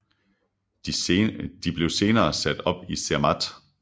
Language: Danish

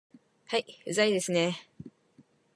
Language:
Japanese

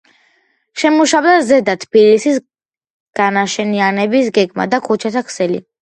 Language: Georgian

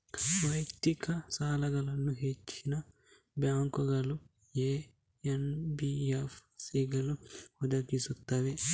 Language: Kannada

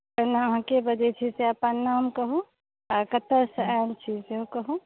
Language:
Maithili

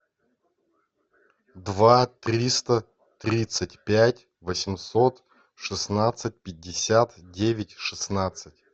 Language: Russian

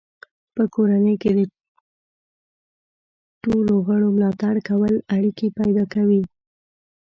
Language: Pashto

